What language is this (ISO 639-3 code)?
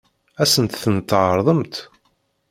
kab